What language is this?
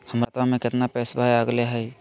Magahi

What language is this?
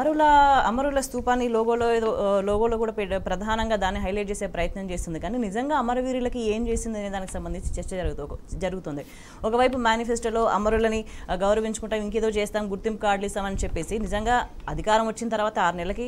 Telugu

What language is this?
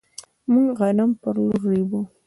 Pashto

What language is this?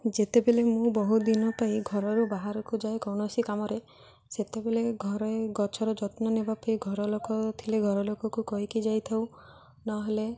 Odia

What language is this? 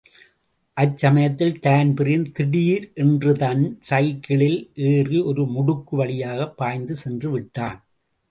Tamil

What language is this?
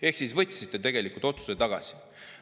Estonian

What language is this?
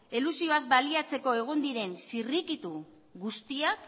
Basque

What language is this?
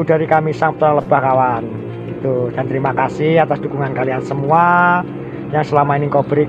Indonesian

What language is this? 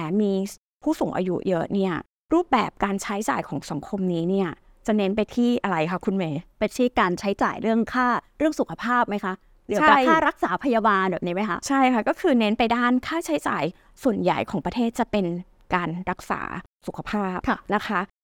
Thai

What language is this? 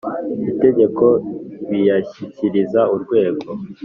Kinyarwanda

